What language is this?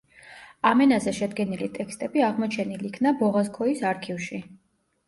Georgian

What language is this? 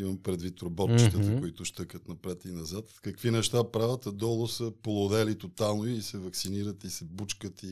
Bulgarian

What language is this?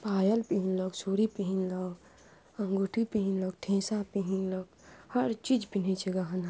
Maithili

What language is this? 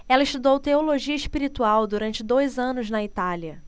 Portuguese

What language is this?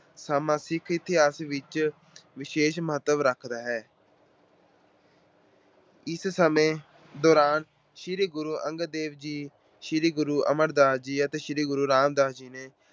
Punjabi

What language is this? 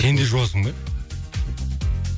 Kazakh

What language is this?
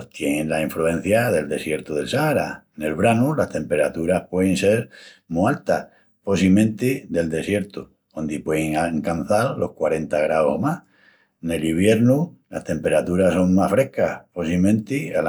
Extremaduran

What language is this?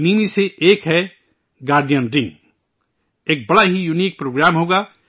Urdu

